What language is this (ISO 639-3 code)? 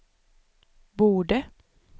swe